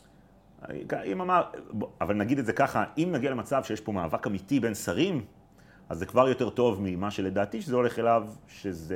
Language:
Hebrew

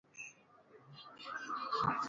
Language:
Luo (Kenya and Tanzania)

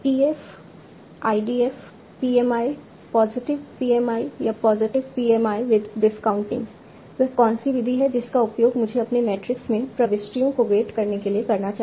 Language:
Hindi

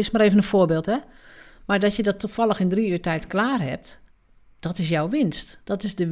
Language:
Dutch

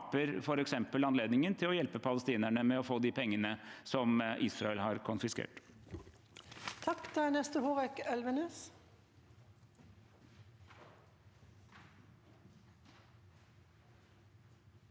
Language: Norwegian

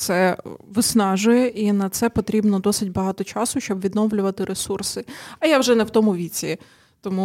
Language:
Ukrainian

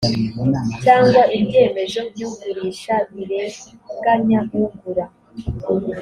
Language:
Kinyarwanda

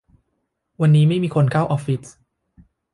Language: Thai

